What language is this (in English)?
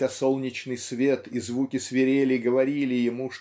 Russian